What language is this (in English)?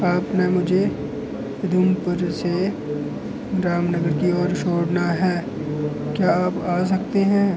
Dogri